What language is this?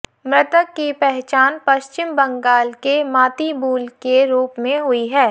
Hindi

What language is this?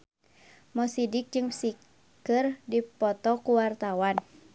Sundanese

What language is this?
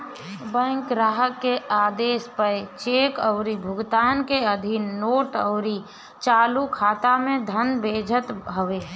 Bhojpuri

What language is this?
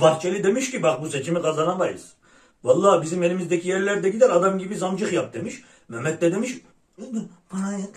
Turkish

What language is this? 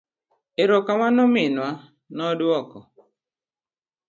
Luo (Kenya and Tanzania)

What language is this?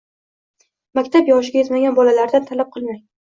Uzbek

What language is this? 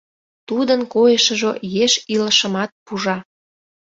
Mari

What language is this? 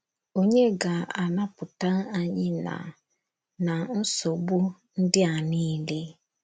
Igbo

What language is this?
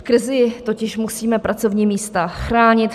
Czech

